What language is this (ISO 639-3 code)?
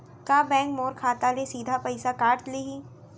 hne